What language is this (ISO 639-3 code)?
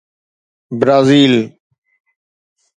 snd